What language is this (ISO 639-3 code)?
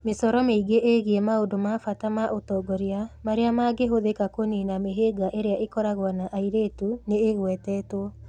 kik